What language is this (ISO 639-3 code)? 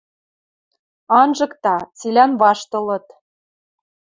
mrj